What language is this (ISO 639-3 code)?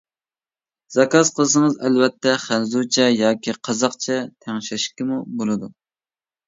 uig